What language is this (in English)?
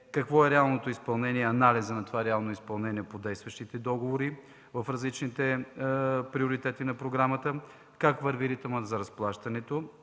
Bulgarian